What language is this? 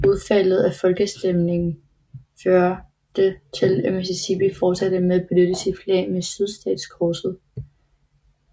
Danish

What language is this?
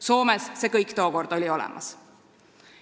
Estonian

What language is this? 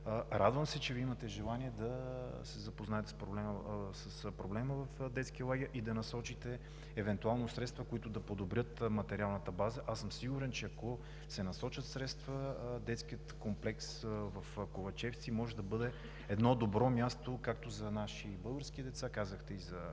Bulgarian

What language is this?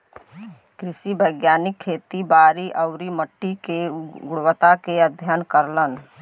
Bhojpuri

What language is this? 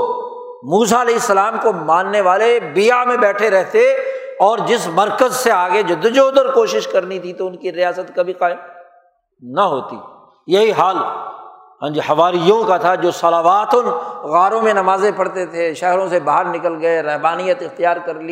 Urdu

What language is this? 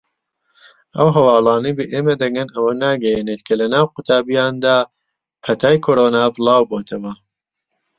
Central Kurdish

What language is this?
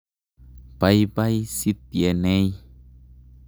Kalenjin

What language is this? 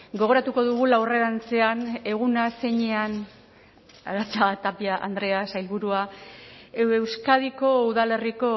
Basque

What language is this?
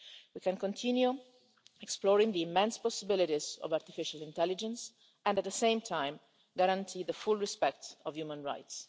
English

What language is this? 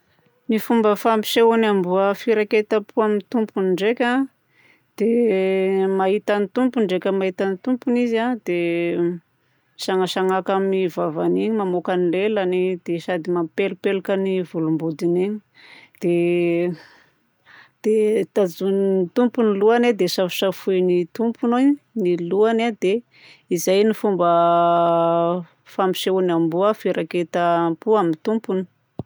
Southern Betsimisaraka Malagasy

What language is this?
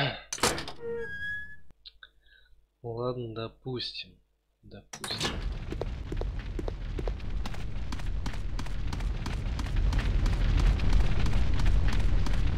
Russian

